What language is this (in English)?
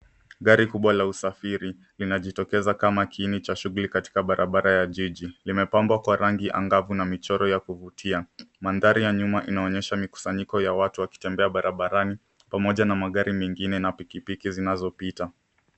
Swahili